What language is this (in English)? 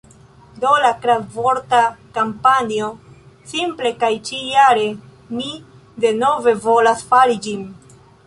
Esperanto